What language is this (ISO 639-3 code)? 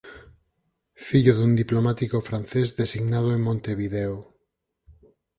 glg